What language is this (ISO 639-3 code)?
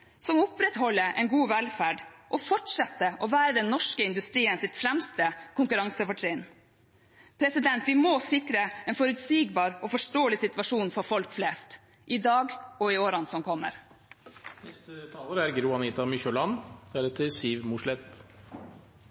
nob